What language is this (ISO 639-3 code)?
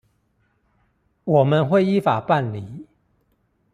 zho